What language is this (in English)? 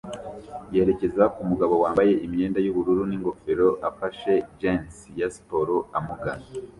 Kinyarwanda